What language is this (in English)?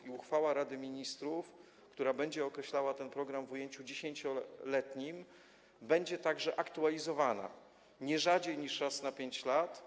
Polish